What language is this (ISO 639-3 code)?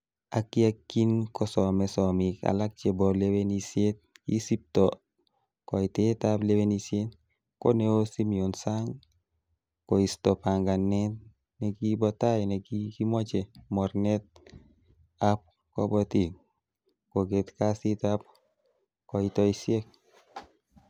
kln